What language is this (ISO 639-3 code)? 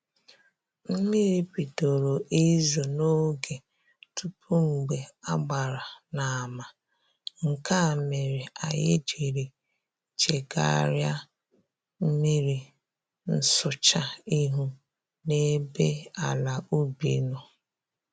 ibo